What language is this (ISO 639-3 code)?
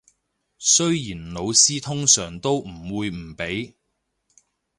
yue